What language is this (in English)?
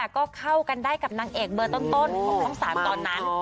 Thai